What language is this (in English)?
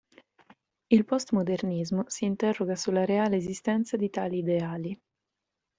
Italian